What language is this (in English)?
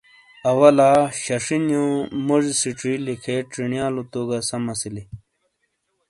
Shina